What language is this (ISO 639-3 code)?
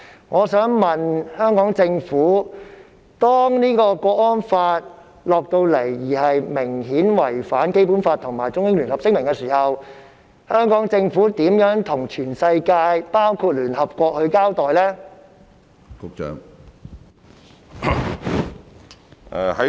yue